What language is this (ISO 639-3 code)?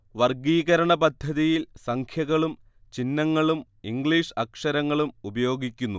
mal